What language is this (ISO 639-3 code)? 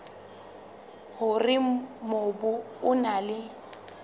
sot